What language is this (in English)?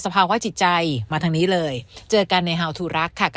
Thai